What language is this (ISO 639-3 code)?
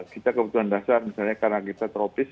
ind